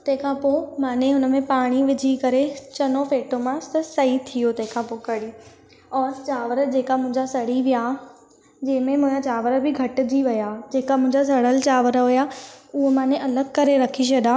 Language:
Sindhi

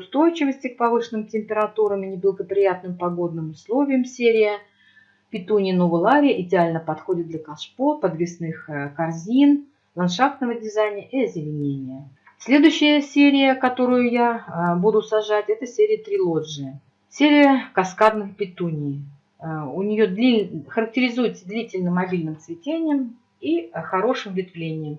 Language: Russian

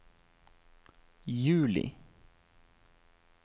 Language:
Norwegian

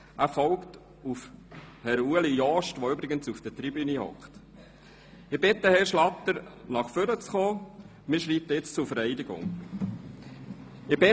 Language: Swiss German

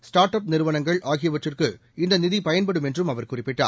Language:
Tamil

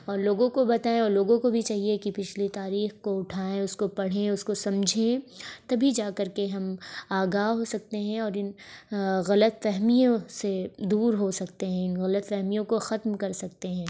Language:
Urdu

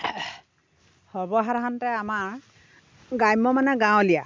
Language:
Assamese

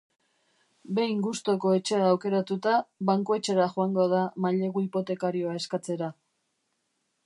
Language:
Basque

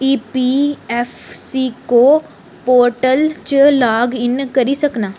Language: Dogri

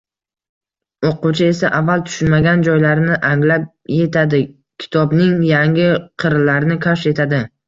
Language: Uzbek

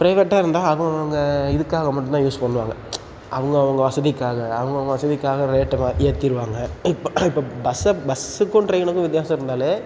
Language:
Tamil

